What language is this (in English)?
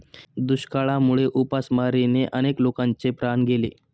Marathi